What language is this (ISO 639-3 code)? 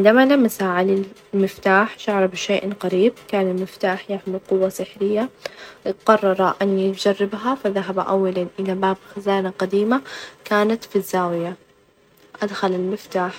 ars